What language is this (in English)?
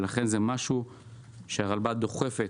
Hebrew